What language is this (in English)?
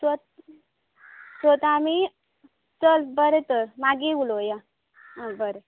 Konkani